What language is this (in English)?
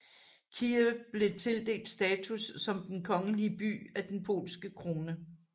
Danish